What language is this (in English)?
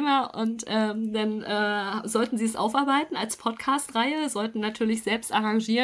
German